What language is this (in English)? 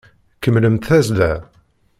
Kabyle